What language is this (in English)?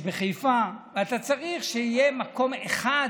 Hebrew